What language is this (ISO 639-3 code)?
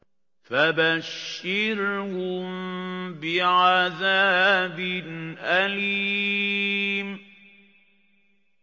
ara